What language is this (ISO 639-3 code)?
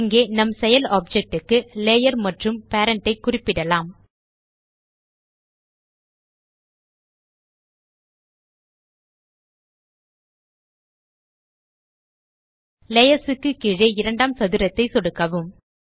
tam